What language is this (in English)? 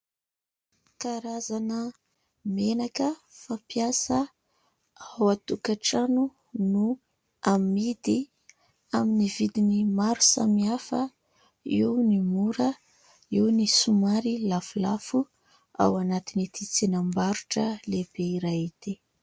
Malagasy